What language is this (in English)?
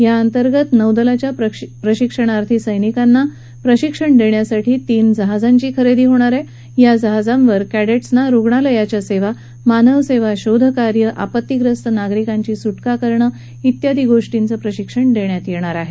Marathi